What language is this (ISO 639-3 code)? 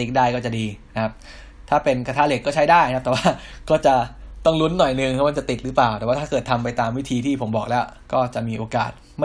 tha